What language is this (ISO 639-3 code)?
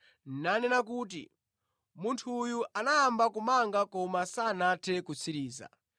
nya